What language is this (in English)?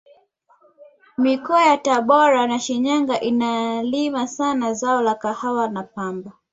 Swahili